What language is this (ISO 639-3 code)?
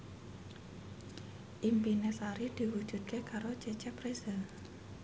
jav